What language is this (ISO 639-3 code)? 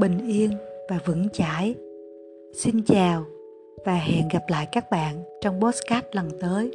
vie